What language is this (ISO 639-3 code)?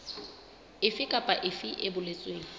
sot